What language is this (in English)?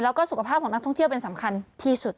Thai